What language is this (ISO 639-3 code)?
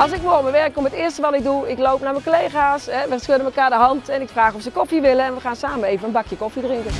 nld